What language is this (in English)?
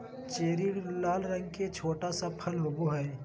Magahi